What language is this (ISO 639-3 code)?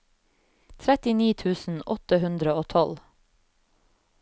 nor